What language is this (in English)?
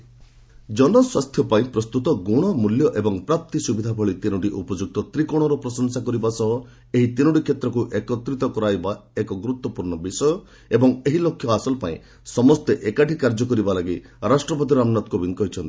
Odia